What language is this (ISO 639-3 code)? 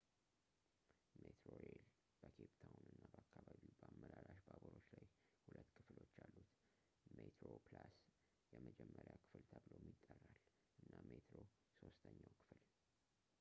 amh